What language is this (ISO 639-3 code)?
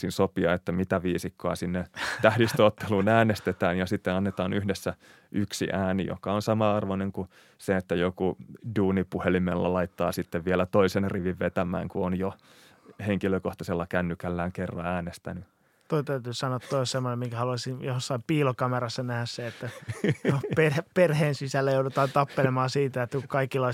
fin